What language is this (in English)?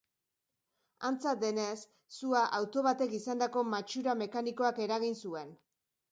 Basque